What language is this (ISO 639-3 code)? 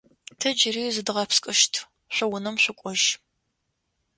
ady